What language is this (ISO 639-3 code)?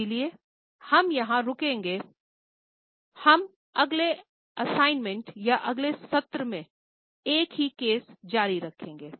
hin